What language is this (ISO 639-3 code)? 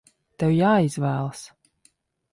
lav